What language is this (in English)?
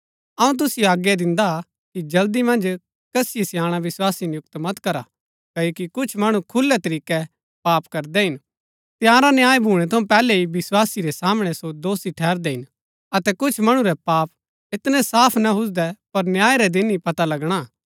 Gaddi